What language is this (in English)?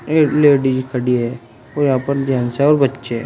Hindi